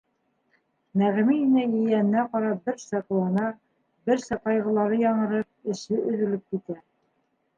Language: Bashkir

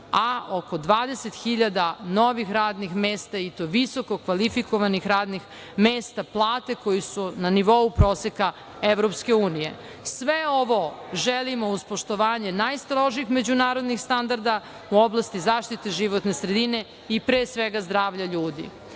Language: Serbian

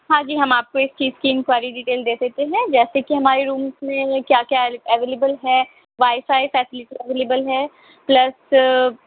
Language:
Urdu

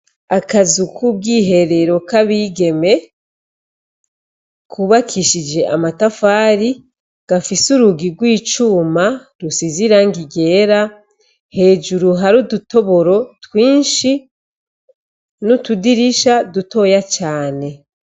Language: Rundi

